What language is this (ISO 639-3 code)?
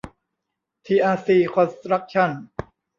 tha